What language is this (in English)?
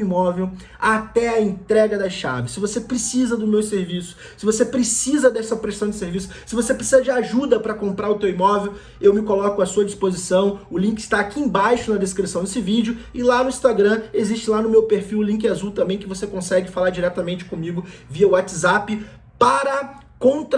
Portuguese